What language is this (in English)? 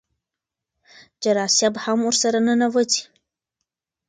Pashto